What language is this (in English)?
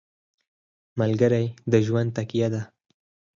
Pashto